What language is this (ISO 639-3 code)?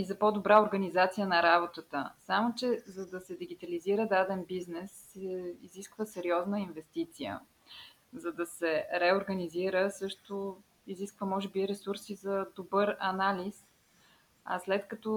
bul